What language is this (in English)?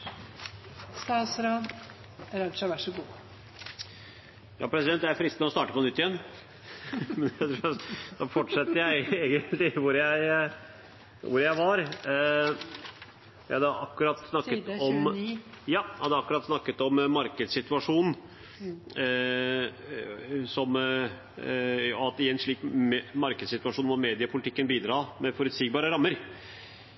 Norwegian